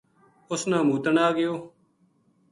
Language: Gujari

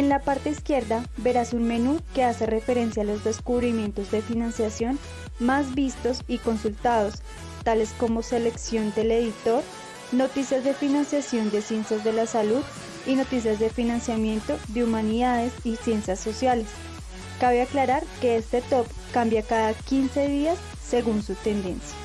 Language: Spanish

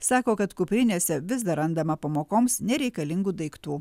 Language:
Lithuanian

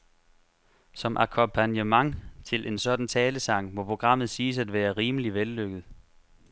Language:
Danish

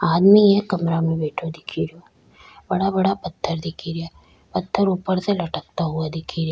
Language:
Rajasthani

